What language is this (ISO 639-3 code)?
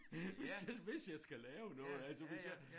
dan